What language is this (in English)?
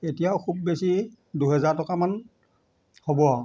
Assamese